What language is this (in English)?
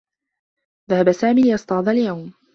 Arabic